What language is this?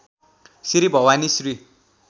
Nepali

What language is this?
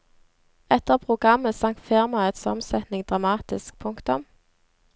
Norwegian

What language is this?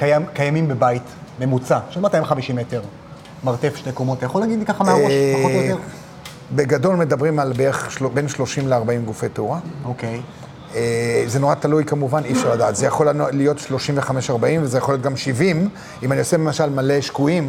Hebrew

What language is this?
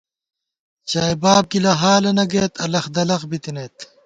Gawar-Bati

